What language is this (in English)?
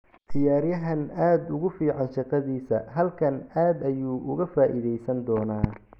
Somali